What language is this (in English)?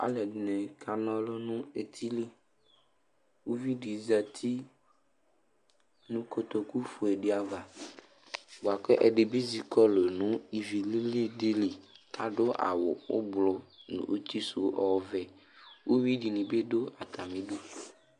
Ikposo